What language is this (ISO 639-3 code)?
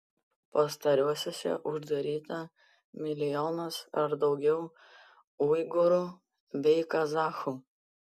lit